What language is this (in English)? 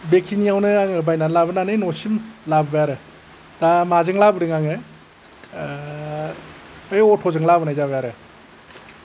Bodo